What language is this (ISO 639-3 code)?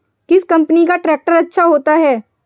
hin